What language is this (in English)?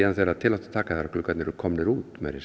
Icelandic